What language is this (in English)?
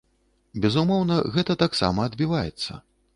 Belarusian